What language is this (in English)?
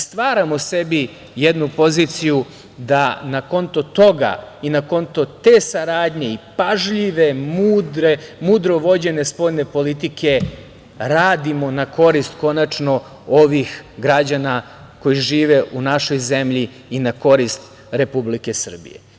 Serbian